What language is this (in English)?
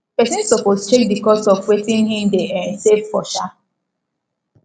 Nigerian Pidgin